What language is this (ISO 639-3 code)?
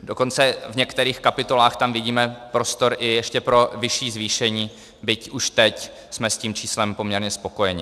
ces